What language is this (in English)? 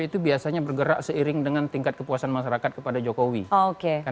Indonesian